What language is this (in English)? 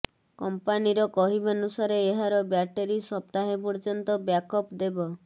Odia